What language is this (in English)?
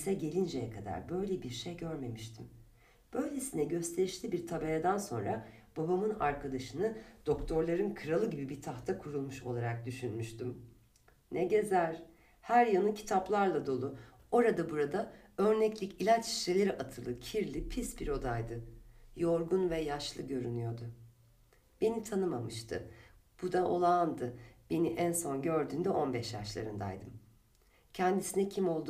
Turkish